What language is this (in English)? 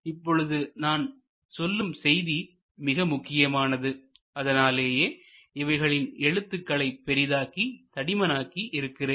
Tamil